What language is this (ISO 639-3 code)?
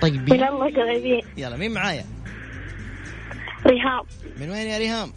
ara